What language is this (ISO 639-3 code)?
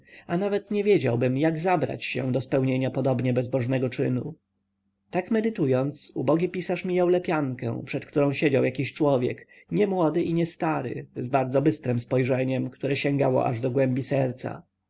pol